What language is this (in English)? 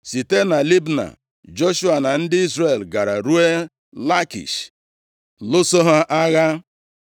Igbo